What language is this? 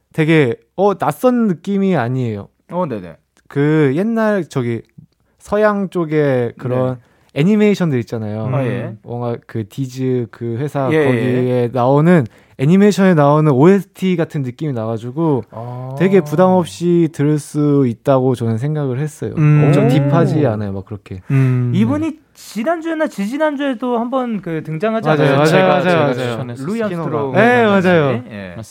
Korean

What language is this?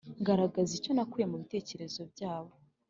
Kinyarwanda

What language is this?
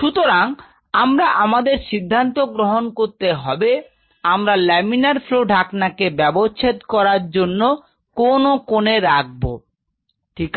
Bangla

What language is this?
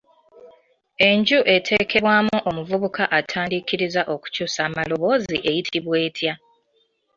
Ganda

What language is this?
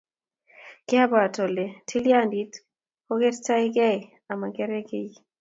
Kalenjin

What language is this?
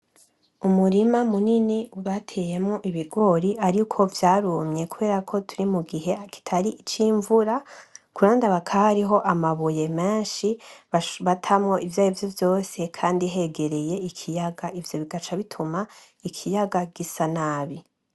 Rundi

